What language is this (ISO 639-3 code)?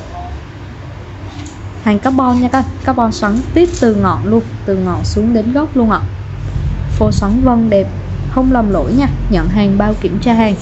vie